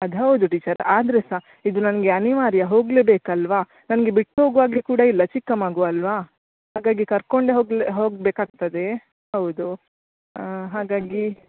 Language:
Kannada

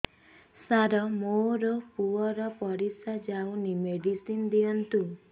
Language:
Odia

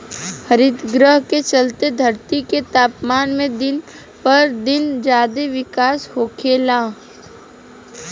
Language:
Bhojpuri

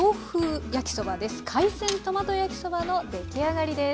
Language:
Japanese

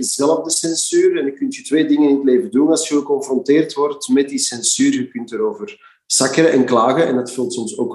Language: Dutch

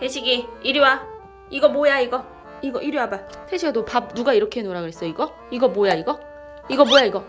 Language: Korean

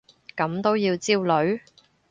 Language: Cantonese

